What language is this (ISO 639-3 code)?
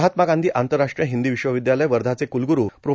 mar